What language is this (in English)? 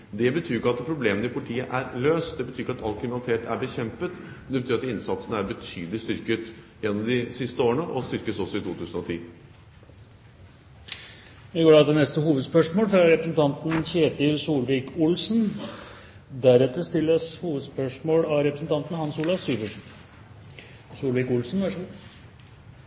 Norwegian